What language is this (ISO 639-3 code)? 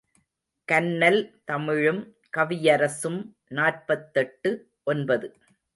tam